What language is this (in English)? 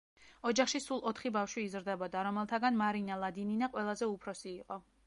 Georgian